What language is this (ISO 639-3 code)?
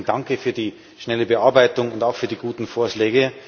deu